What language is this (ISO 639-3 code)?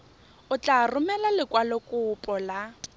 tsn